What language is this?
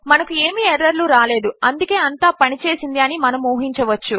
Telugu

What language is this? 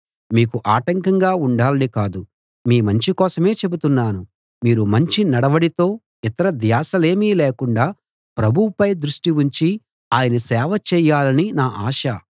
Telugu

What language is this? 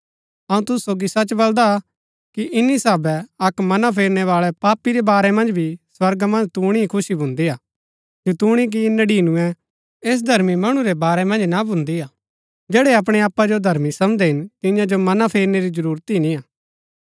Gaddi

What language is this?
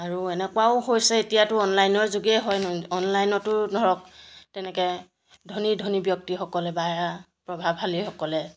Assamese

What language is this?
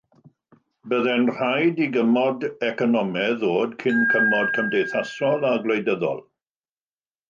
Welsh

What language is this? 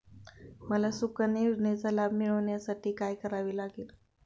Marathi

